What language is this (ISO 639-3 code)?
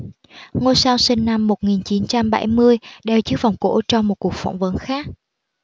vie